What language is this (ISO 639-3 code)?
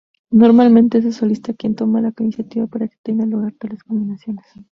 spa